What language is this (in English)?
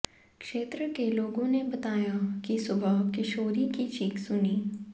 Hindi